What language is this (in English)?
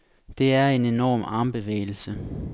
Danish